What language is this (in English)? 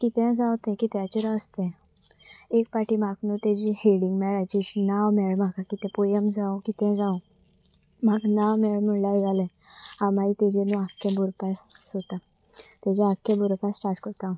Konkani